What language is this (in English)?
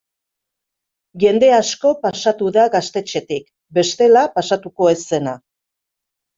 Basque